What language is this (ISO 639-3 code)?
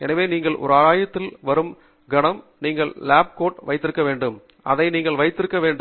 tam